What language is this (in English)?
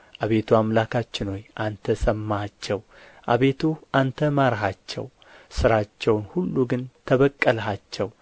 Amharic